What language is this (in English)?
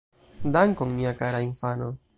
Esperanto